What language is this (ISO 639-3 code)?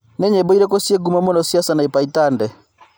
kik